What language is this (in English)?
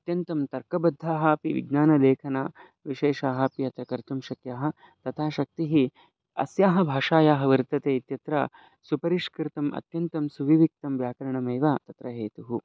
Sanskrit